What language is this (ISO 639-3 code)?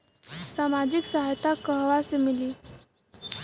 bho